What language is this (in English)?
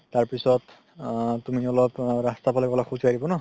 Assamese